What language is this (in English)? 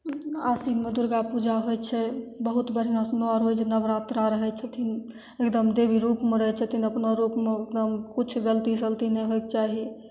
Maithili